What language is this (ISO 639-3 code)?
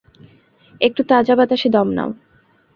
ben